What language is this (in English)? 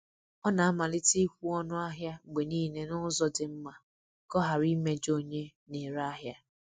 Igbo